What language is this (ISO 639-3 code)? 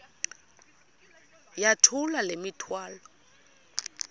xho